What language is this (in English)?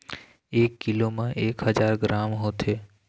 Chhattisgarhi